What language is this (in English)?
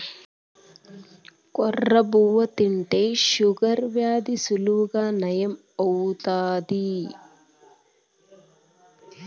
Telugu